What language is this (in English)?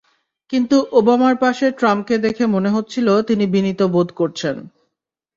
Bangla